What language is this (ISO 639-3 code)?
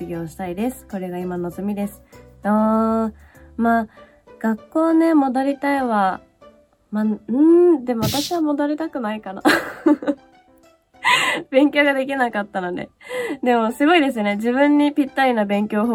jpn